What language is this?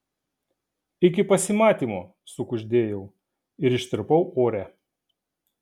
Lithuanian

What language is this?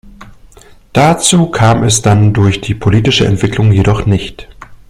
German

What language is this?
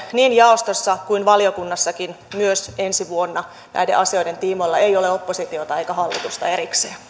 Finnish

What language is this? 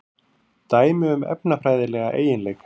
Icelandic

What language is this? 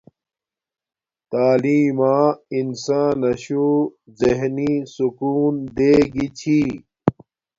Domaaki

